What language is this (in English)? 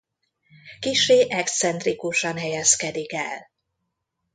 Hungarian